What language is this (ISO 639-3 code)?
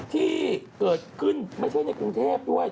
tha